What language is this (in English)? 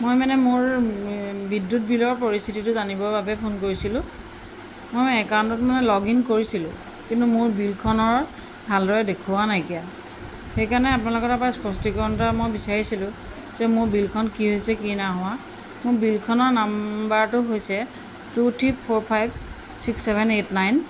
Assamese